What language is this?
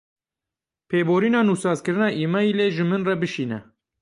Kurdish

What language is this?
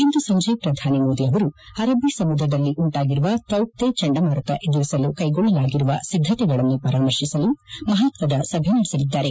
Kannada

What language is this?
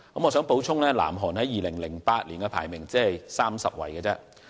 Cantonese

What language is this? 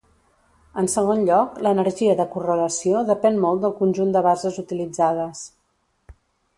Catalan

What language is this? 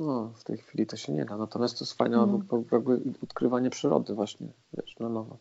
Polish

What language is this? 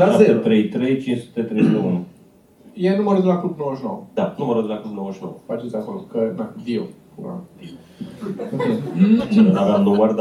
Romanian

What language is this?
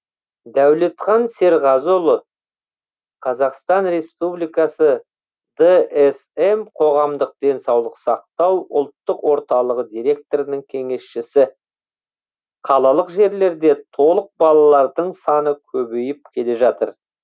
Kazakh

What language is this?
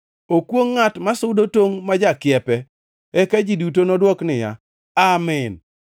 Luo (Kenya and Tanzania)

